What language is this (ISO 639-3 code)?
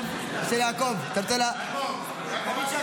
heb